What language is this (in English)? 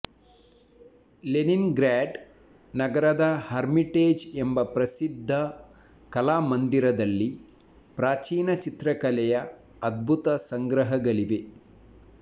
Kannada